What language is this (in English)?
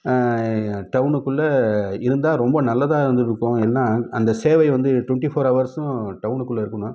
Tamil